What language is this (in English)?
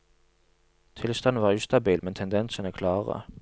Norwegian